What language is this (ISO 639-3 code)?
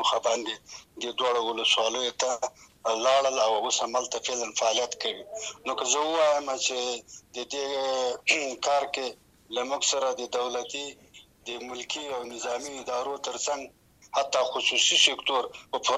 urd